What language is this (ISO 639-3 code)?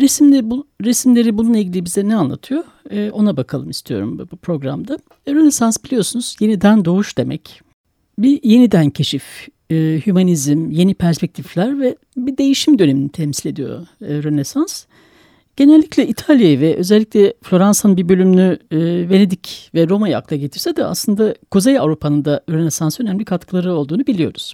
tur